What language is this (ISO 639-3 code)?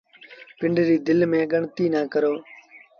sbn